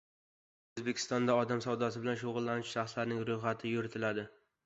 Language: Uzbek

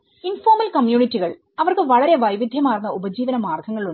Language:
Malayalam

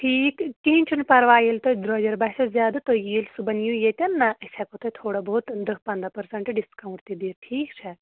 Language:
Kashmiri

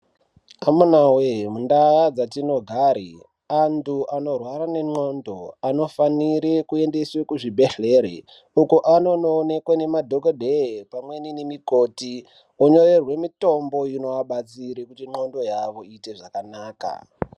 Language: Ndau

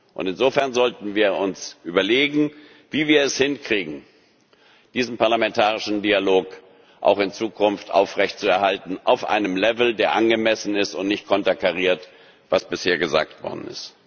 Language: German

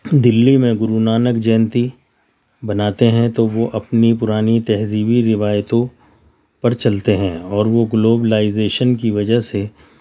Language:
Urdu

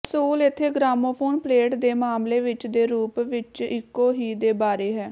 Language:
Punjabi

